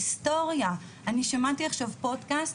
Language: Hebrew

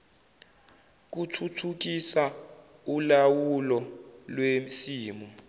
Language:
Zulu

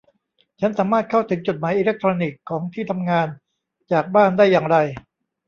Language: Thai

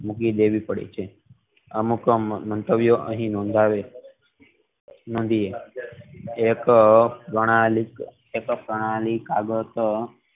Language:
Gujarati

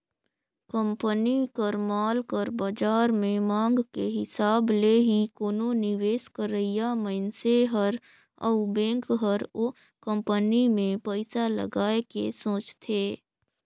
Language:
Chhattisgarhi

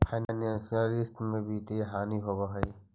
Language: Magahi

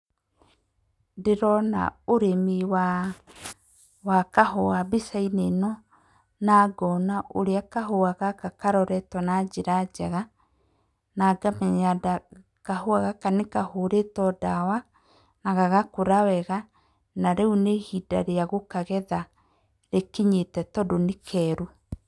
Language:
Kikuyu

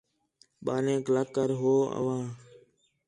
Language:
Khetrani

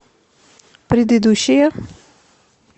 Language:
Russian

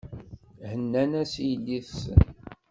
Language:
Kabyle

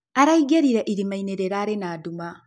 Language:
Kikuyu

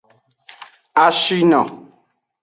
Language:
Aja (Benin)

